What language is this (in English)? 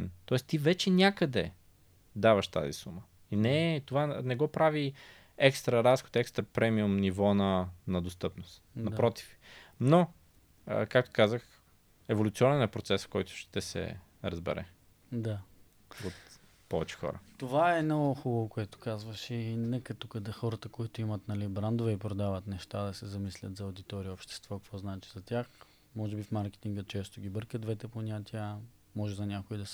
Bulgarian